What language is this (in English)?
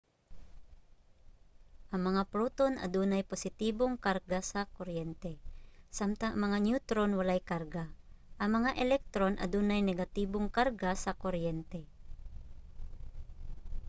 Cebuano